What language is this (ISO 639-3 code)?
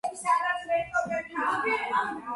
kat